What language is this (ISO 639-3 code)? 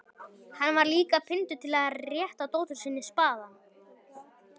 isl